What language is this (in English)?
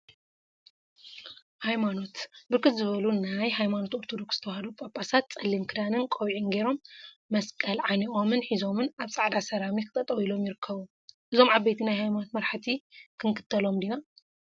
Tigrinya